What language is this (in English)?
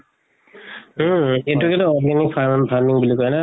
Assamese